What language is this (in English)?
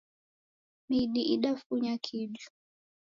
Taita